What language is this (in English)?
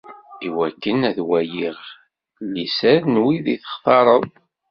Kabyle